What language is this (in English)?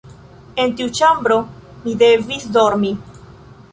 Esperanto